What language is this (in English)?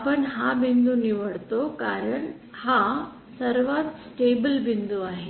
Marathi